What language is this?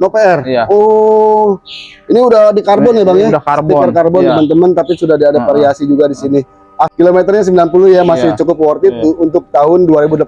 Indonesian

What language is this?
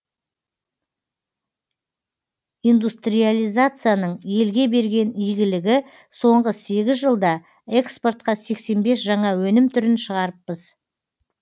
Kazakh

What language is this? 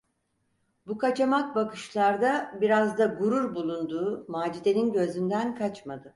Turkish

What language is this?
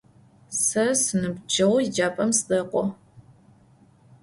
Adyghe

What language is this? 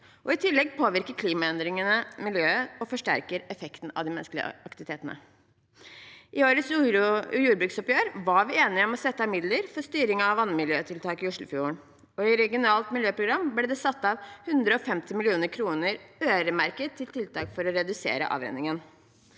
Norwegian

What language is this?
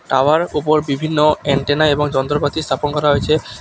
Bangla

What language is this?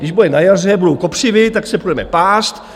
Czech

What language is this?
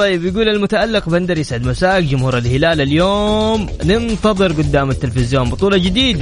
Arabic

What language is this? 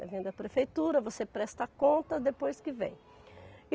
Portuguese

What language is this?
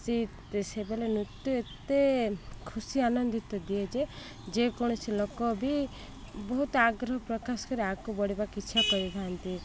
Odia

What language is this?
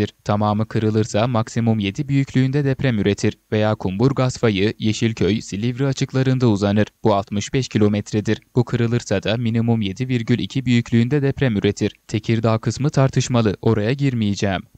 Turkish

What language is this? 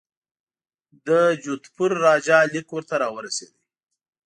Pashto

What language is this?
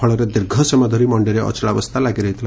Odia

